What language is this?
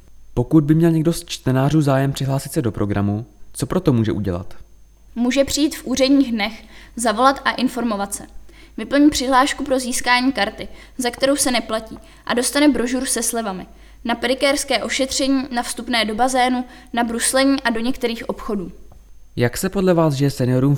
Czech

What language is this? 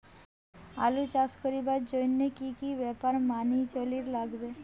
Bangla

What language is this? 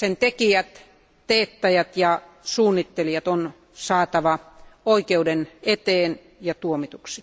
Finnish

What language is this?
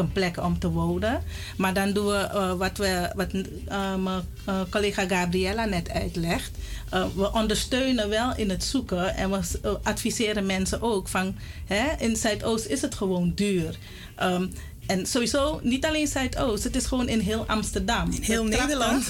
Dutch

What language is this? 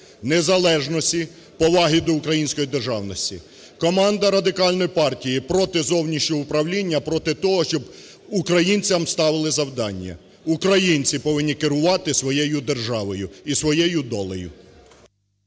Ukrainian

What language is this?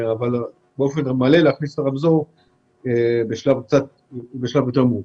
Hebrew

